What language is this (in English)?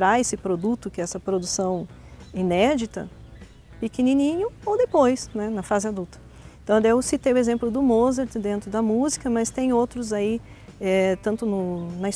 Portuguese